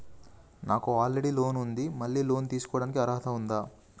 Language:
Telugu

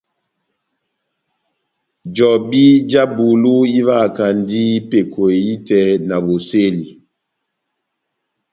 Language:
Batanga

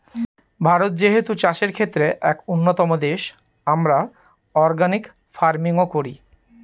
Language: Bangla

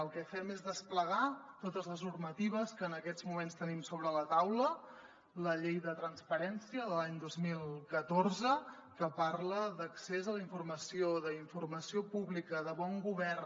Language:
Catalan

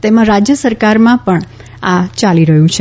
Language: Gujarati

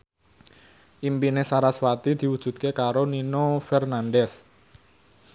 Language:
Javanese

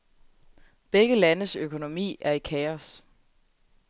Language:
Danish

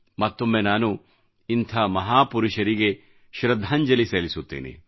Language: Kannada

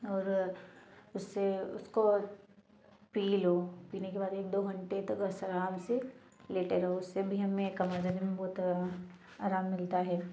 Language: Hindi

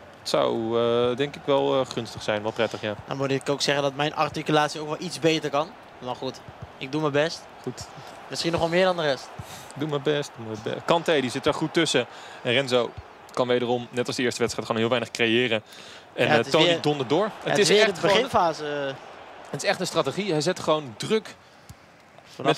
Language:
Dutch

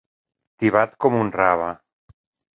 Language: Catalan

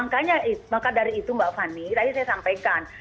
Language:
Indonesian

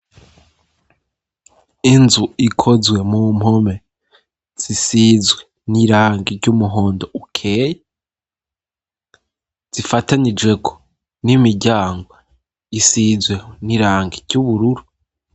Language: Rundi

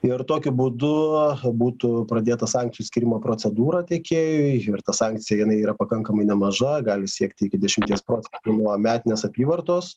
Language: Lithuanian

